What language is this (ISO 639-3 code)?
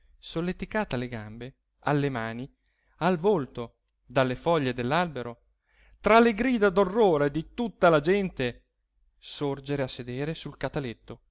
ita